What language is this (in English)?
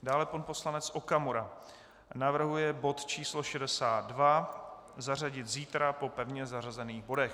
Czech